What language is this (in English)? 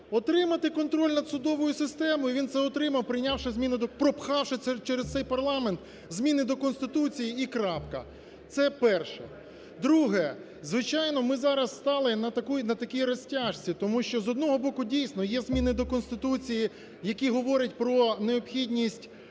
Ukrainian